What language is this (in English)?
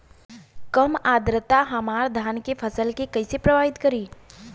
Bhojpuri